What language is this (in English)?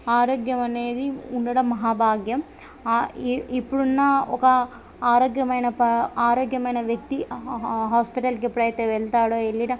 Telugu